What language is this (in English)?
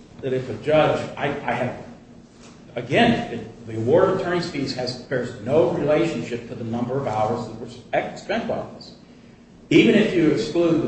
English